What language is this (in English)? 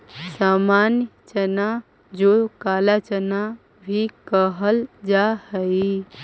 Magahi